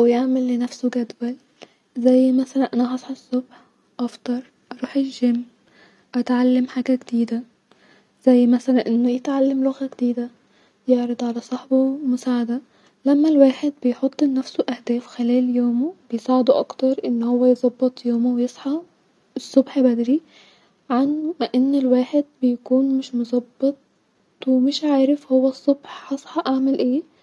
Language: Egyptian Arabic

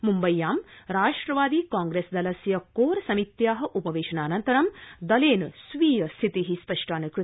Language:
Sanskrit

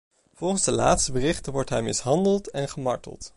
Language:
Dutch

